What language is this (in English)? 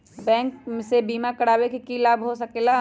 Magahi